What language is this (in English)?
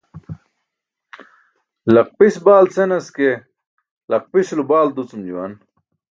Burushaski